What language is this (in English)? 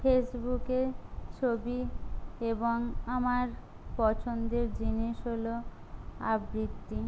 Bangla